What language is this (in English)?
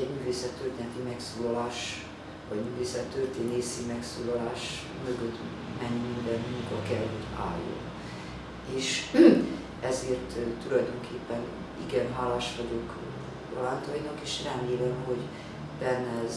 Hungarian